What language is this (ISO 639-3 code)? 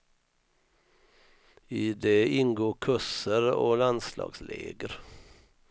swe